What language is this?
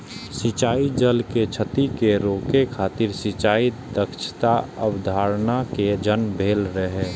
Maithili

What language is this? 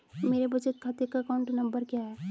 Hindi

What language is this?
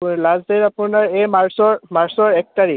Assamese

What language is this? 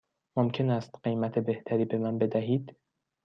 Persian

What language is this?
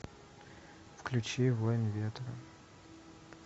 Russian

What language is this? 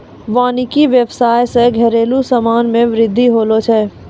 Maithili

